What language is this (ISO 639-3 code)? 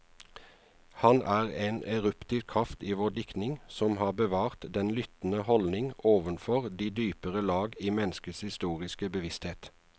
nor